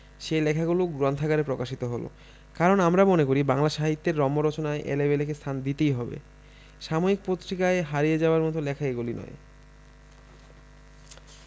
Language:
Bangla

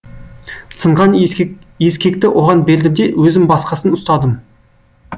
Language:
Kazakh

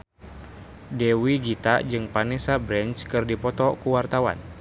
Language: Sundanese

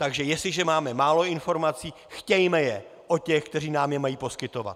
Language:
Czech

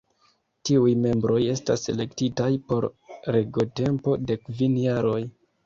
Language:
Esperanto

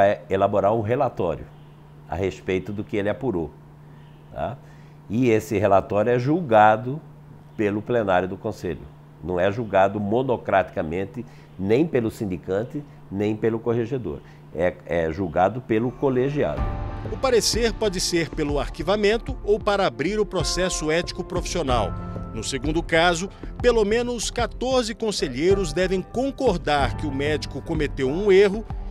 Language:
Portuguese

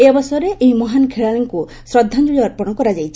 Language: Odia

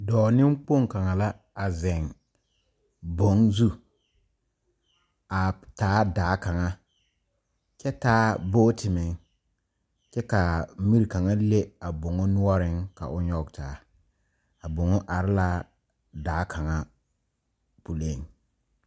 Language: Southern Dagaare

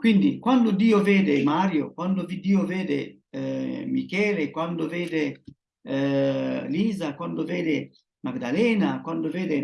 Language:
Italian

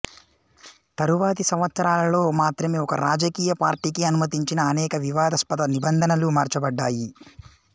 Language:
Telugu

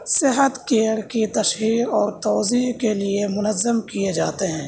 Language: Urdu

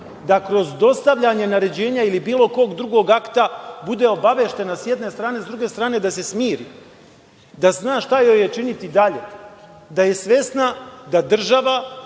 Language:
Serbian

